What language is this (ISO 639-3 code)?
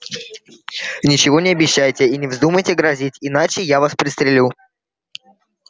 rus